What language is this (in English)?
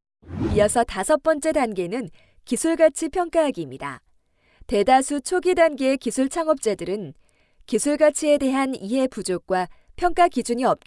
Korean